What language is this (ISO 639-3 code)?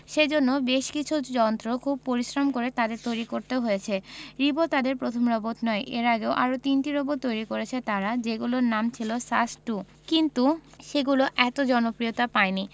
ben